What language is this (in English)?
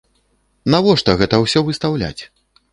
Belarusian